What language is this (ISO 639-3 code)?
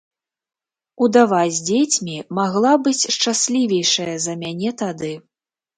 bel